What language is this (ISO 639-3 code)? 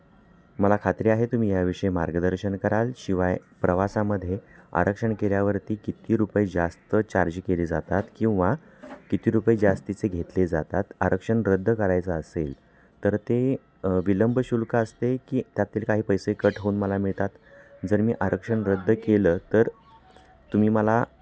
mar